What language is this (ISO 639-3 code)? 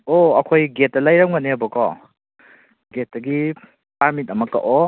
mni